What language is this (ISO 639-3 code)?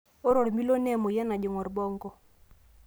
mas